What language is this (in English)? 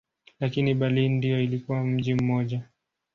Swahili